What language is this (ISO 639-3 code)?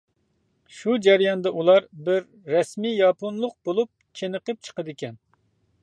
uig